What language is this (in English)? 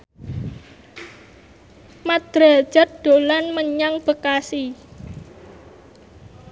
Javanese